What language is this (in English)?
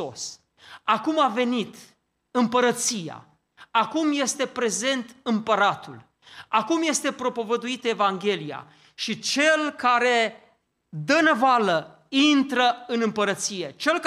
Romanian